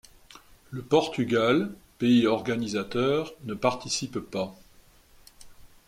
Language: French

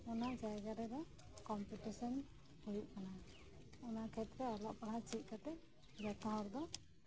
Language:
Santali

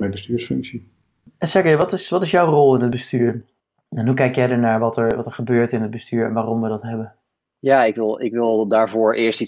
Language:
Dutch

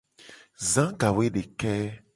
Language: Gen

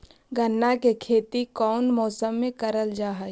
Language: Magahi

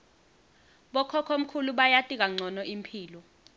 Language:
Swati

